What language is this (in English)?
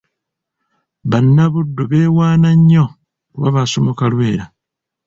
Ganda